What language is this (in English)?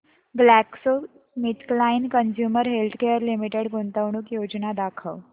Marathi